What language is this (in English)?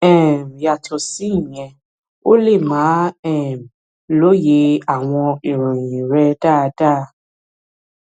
Yoruba